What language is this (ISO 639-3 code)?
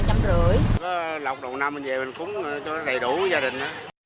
vie